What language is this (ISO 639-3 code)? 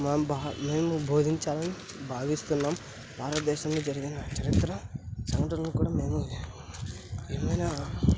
tel